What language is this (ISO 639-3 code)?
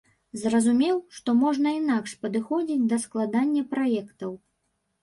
bel